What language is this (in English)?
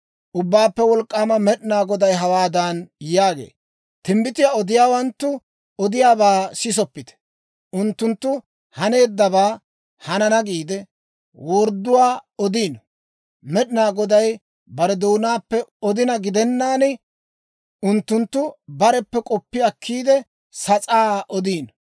Dawro